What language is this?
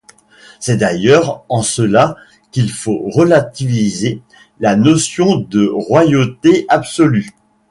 French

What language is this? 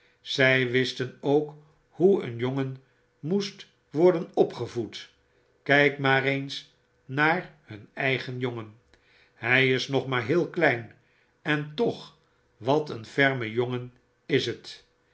Dutch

